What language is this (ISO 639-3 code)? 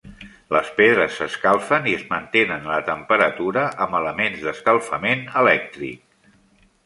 cat